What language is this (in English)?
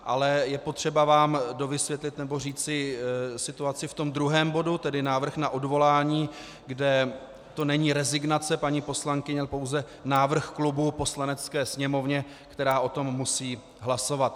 Czech